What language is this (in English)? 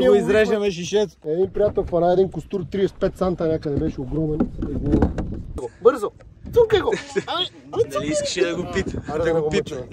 Bulgarian